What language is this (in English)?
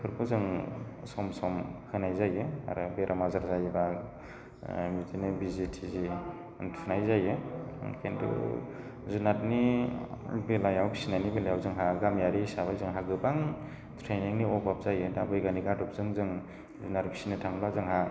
Bodo